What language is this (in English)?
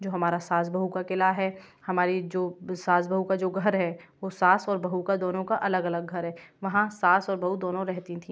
Hindi